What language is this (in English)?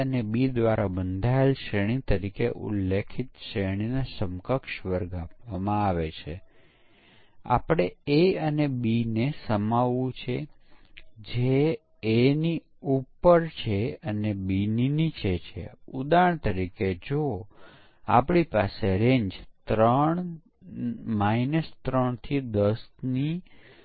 Gujarati